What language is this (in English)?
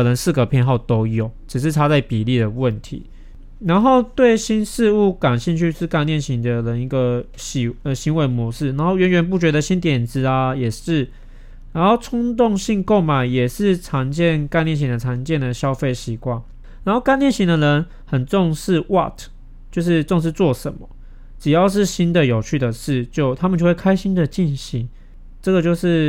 Chinese